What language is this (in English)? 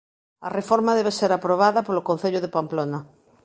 Galician